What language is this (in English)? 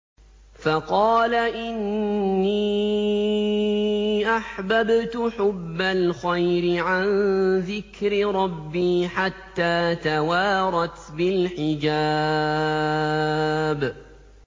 Arabic